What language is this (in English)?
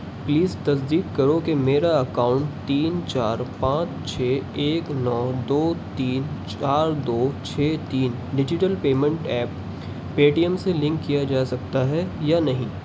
Urdu